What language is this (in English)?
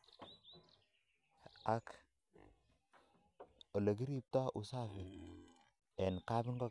Kalenjin